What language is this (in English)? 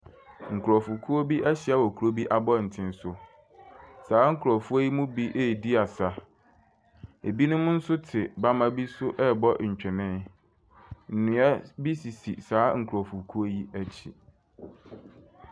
Akan